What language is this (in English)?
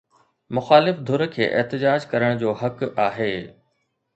Sindhi